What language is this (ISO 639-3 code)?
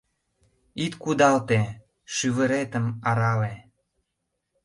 chm